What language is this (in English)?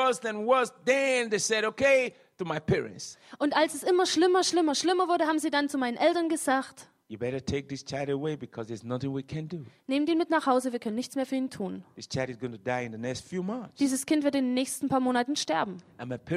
German